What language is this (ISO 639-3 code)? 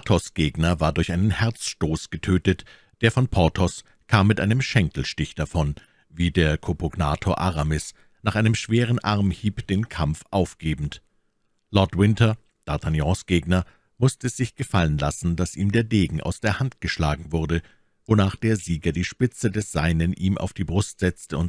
deu